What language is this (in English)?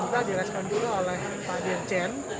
Indonesian